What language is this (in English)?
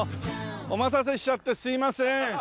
Japanese